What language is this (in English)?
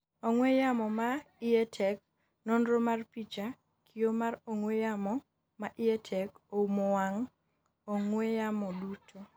Luo (Kenya and Tanzania)